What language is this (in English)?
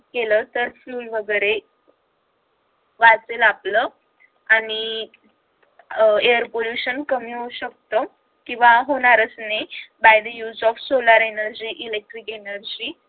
Marathi